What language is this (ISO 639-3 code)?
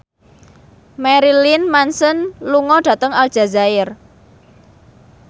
jav